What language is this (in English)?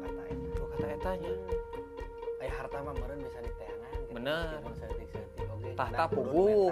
Indonesian